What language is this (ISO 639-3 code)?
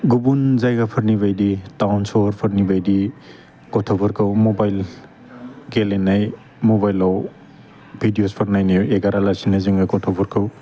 brx